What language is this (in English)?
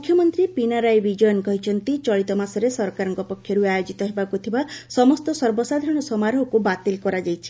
Odia